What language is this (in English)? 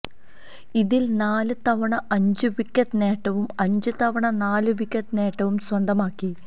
Malayalam